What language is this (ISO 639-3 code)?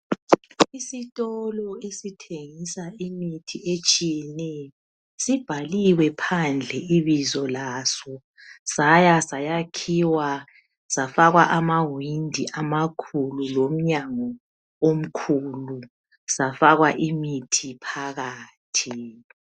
nde